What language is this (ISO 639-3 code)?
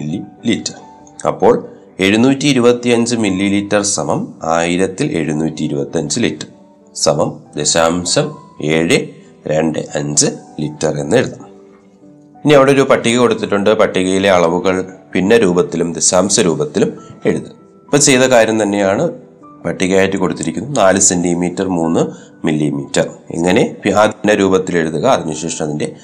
mal